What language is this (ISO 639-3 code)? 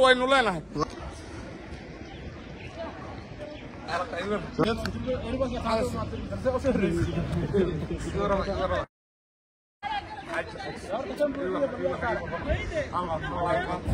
ara